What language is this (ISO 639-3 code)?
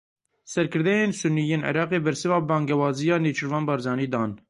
kur